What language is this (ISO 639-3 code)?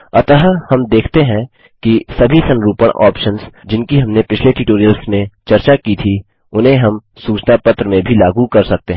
hin